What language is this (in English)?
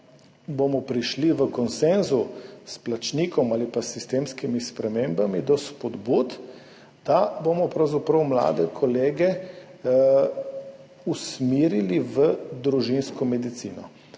Slovenian